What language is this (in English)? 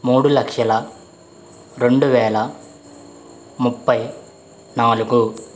Telugu